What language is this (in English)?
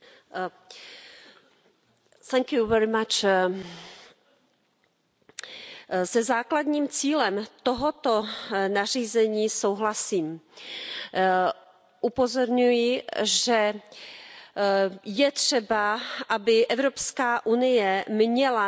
Czech